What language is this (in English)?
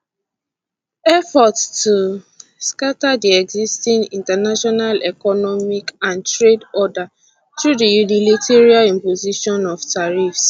Nigerian Pidgin